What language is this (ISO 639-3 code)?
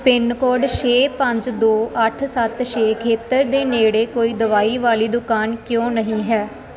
pan